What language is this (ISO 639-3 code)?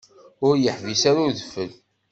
kab